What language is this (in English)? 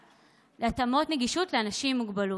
Hebrew